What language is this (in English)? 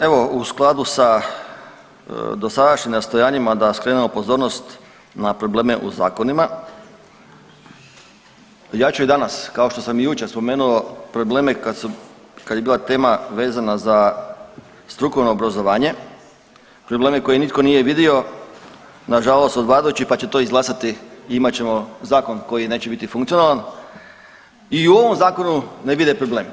Croatian